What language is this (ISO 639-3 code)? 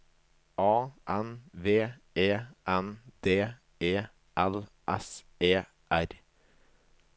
nor